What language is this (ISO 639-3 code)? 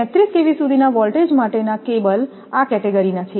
guj